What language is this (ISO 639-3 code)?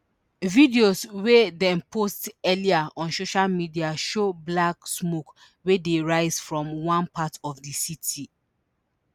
pcm